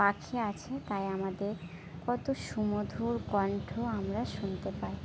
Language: Bangla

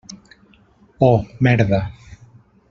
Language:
Catalan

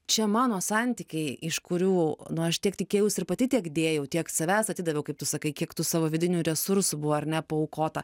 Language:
Lithuanian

